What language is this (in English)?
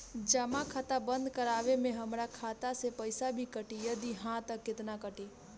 Bhojpuri